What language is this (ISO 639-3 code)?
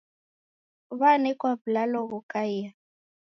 dav